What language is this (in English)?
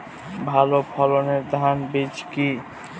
Bangla